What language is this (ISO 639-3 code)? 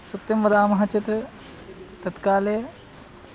san